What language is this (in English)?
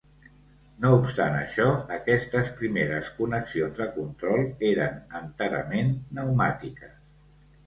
Catalan